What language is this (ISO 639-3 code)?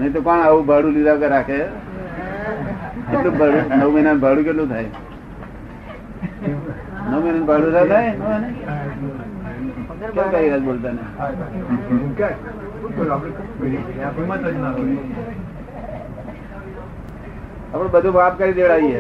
guj